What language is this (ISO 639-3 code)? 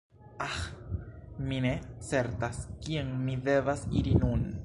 epo